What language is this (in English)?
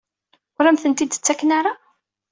Kabyle